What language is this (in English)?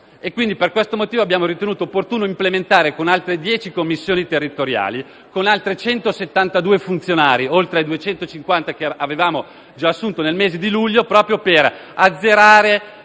Italian